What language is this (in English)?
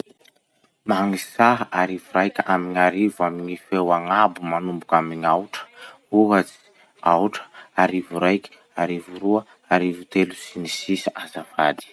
Masikoro Malagasy